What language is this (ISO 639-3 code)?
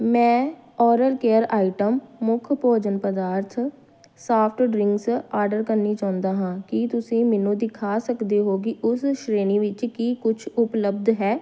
pan